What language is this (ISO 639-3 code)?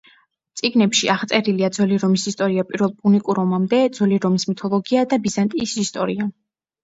kat